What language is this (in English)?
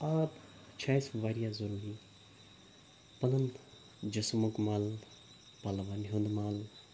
Kashmiri